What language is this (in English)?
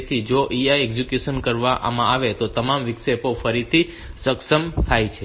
Gujarati